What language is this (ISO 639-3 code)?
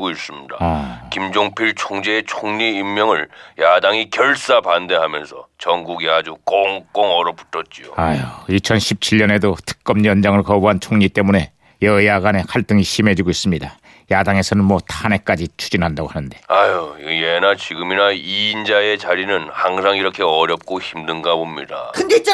kor